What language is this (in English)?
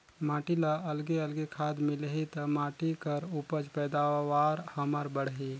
Chhattisgarhi